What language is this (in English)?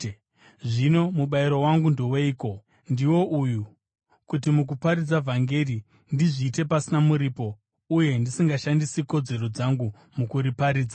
Shona